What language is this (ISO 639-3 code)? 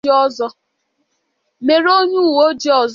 ibo